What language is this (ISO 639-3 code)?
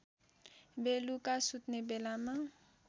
nep